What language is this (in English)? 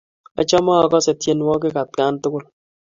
Kalenjin